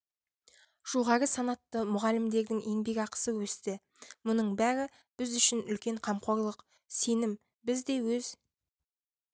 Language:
Kazakh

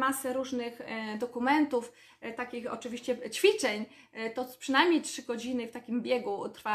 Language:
Polish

